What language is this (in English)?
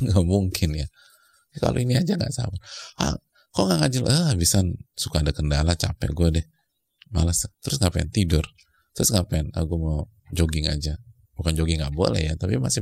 Indonesian